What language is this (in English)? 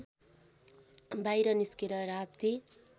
Nepali